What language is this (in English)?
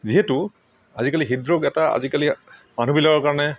Assamese